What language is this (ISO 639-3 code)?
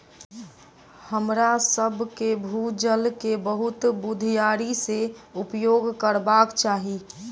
mai